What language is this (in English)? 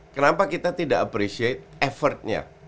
Indonesian